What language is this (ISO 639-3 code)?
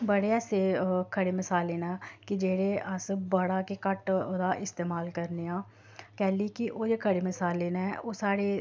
doi